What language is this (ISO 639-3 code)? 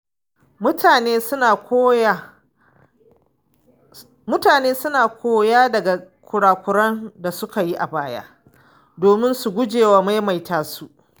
hau